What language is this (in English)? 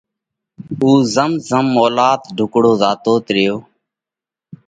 Parkari Koli